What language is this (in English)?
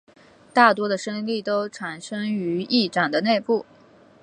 Chinese